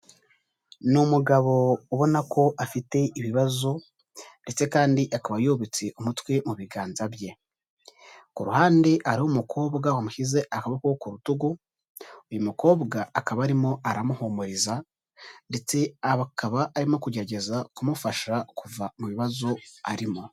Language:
Kinyarwanda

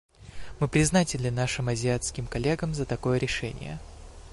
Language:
Russian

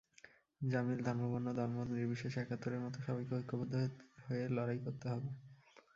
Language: Bangla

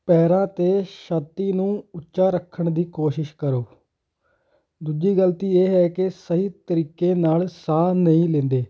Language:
Punjabi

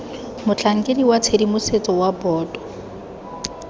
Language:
Tswana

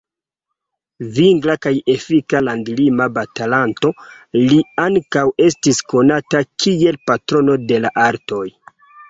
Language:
Esperanto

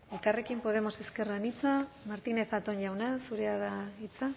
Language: Basque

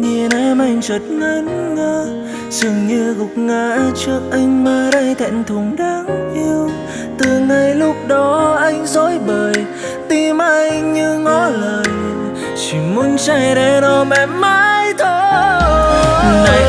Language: Vietnamese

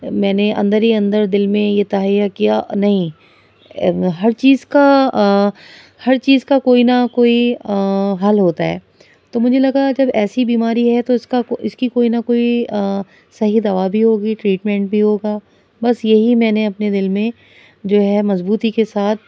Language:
Urdu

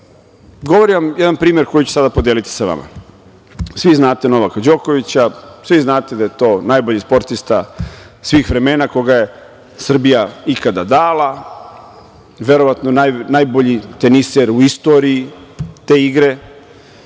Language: Serbian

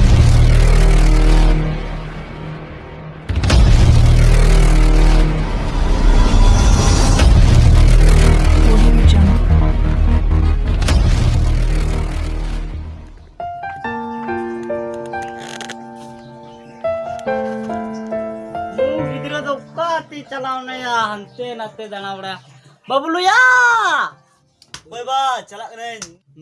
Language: Indonesian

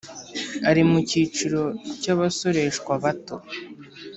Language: Kinyarwanda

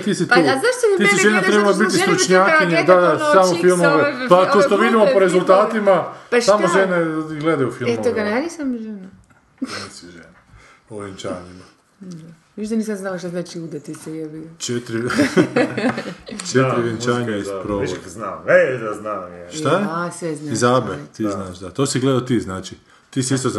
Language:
Croatian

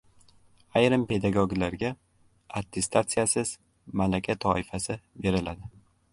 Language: Uzbek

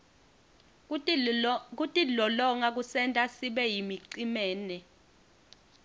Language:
Swati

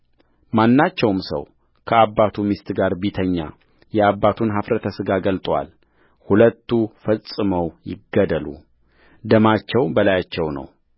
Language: Amharic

